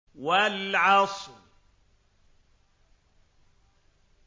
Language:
Arabic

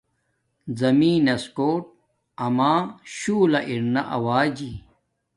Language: Domaaki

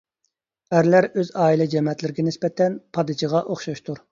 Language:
Uyghur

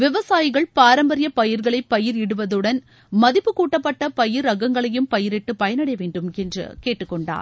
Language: Tamil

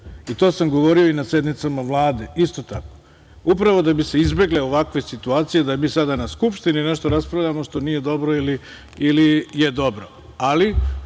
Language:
Serbian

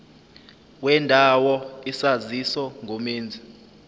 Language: Zulu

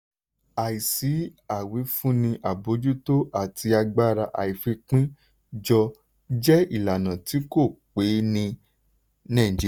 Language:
Yoruba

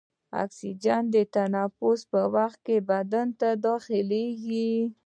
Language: Pashto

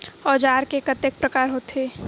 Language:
Chhattisgarhi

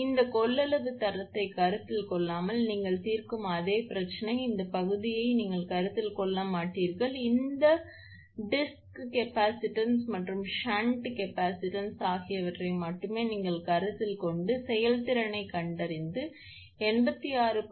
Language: Tamil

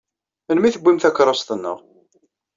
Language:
Kabyle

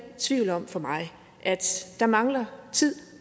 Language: Danish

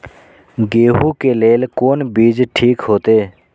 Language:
Maithili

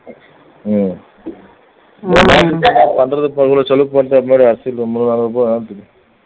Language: Tamil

